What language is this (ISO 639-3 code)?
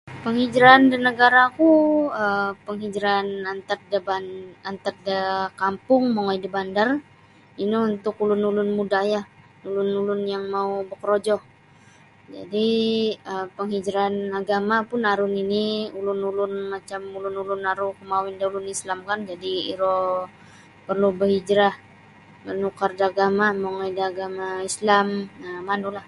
bsy